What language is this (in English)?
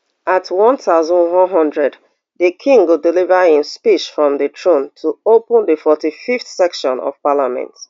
Nigerian Pidgin